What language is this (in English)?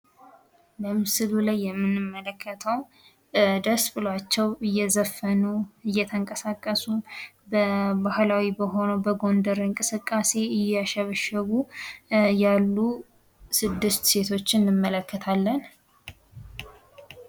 Amharic